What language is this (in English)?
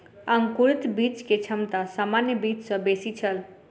Maithili